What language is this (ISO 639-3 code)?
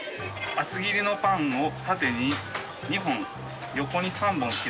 jpn